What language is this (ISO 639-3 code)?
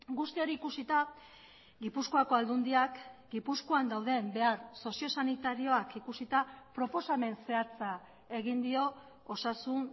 eus